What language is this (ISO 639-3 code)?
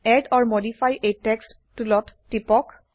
asm